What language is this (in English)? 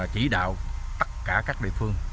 Vietnamese